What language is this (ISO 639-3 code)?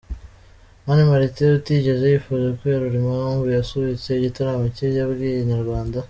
kin